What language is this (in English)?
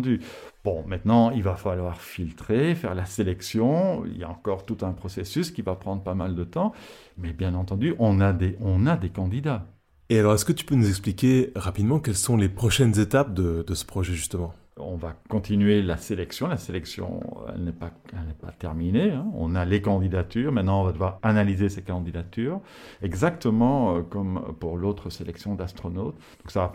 French